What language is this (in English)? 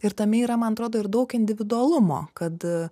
Lithuanian